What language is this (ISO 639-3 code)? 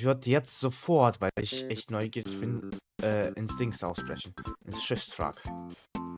deu